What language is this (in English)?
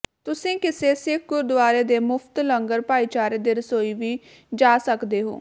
Punjabi